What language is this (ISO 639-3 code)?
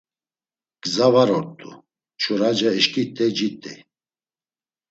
lzz